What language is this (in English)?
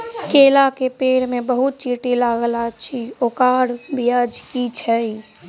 Maithili